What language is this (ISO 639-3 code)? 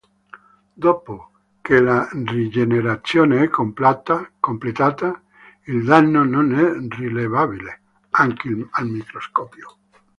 ita